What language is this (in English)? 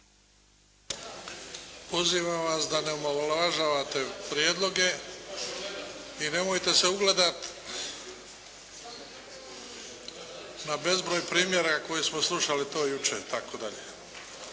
Croatian